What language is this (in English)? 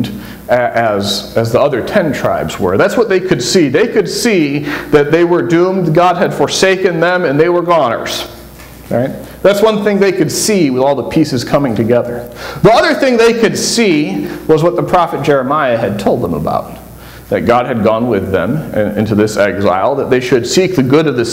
English